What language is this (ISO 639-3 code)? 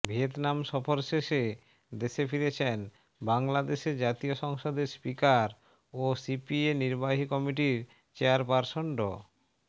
ben